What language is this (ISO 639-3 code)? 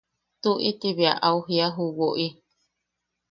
yaq